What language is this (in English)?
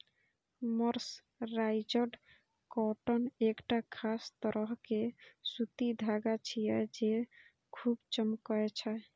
Maithili